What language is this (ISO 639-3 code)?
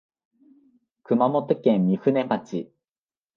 jpn